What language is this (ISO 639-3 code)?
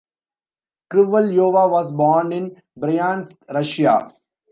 eng